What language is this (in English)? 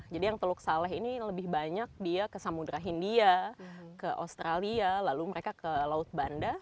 Indonesian